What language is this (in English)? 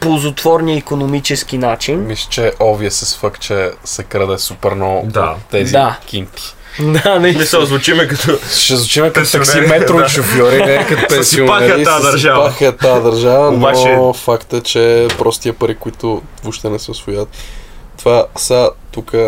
Bulgarian